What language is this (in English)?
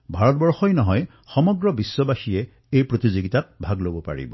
Assamese